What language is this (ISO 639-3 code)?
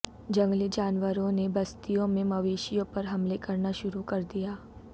urd